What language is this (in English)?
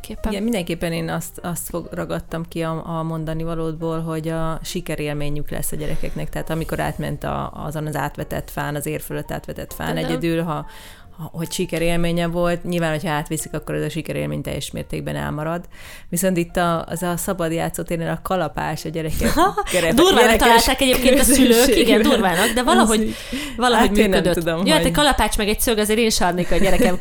Hungarian